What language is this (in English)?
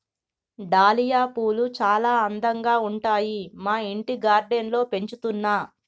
Telugu